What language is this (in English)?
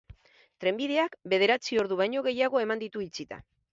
Basque